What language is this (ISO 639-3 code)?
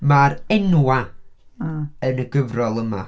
cym